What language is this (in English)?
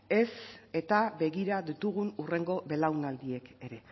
Basque